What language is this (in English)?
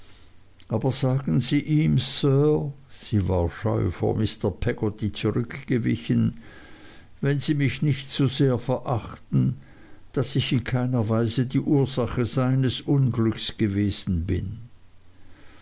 German